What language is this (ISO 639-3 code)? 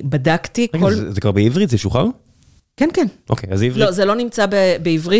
heb